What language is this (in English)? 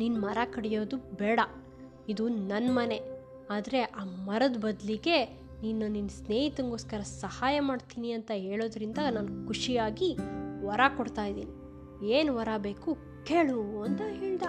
Kannada